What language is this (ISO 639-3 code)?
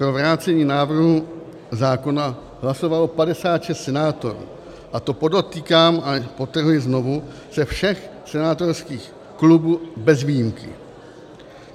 ces